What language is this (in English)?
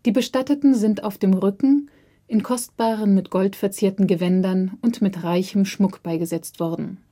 German